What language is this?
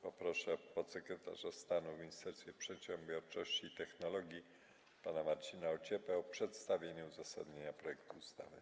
Polish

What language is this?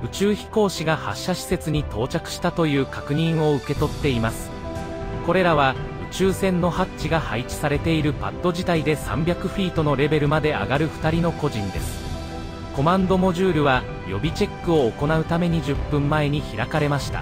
Japanese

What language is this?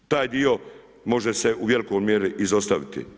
Croatian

